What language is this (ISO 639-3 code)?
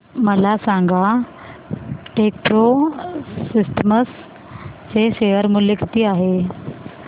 mar